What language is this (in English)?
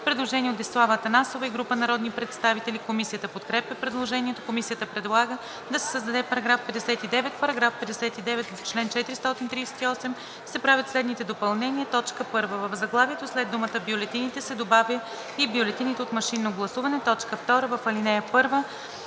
Bulgarian